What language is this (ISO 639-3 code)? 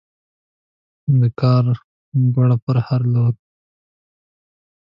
pus